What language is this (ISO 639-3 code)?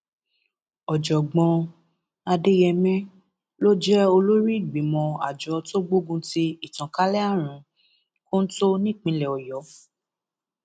yor